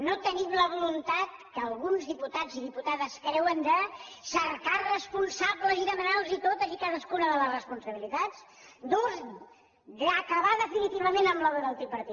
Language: Catalan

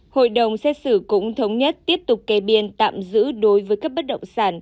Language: Vietnamese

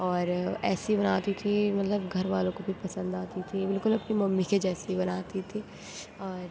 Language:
Urdu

